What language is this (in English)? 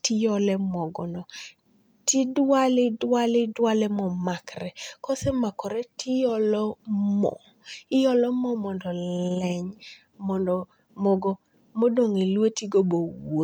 Luo (Kenya and Tanzania)